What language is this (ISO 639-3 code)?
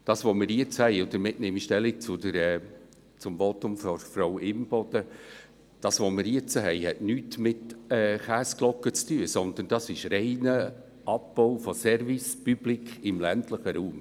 gsw